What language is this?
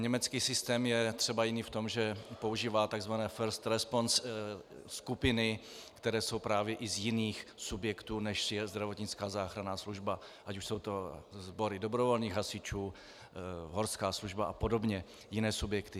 Czech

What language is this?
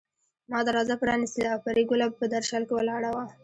Pashto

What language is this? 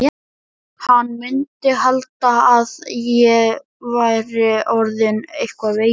Icelandic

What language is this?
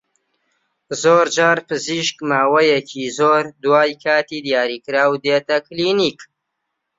Central Kurdish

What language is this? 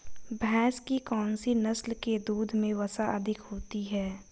Hindi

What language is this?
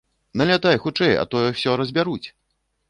Belarusian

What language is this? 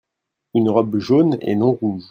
French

